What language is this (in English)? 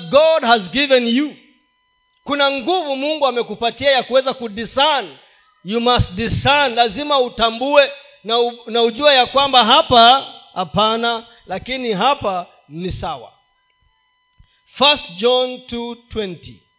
Swahili